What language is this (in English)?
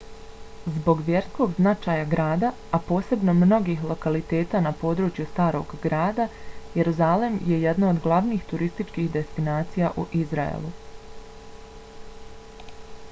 Bosnian